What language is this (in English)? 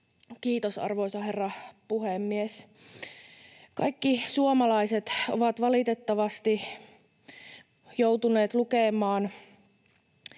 Finnish